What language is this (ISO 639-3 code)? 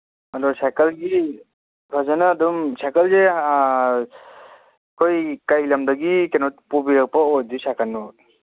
mni